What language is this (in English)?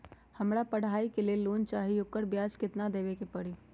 Magahi